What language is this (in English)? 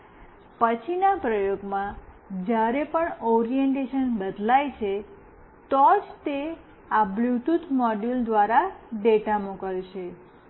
Gujarati